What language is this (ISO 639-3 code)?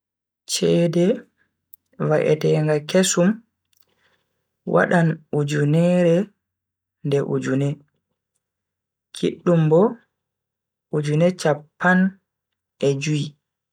fui